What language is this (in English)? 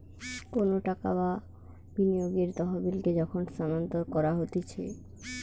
Bangla